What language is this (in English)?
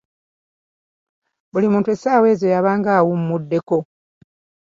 Ganda